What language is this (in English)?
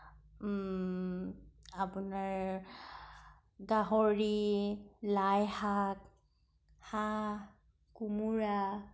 Assamese